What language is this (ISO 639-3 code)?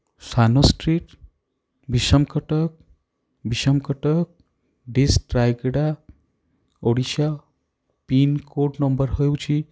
ori